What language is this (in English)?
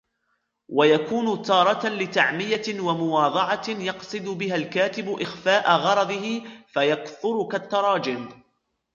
Arabic